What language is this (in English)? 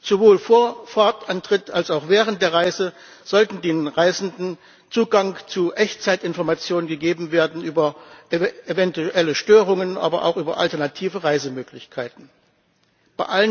German